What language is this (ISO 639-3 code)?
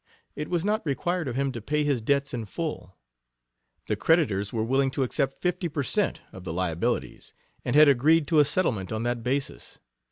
eng